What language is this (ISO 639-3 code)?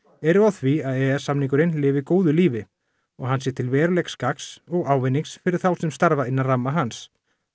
isl